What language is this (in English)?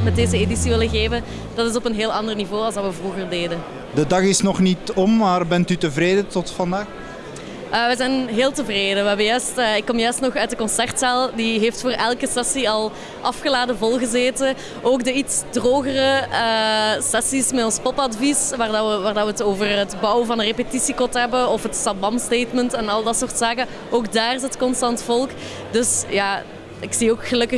Dutch